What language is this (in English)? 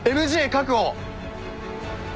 Japanese